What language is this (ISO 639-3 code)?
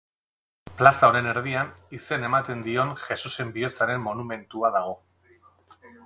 eus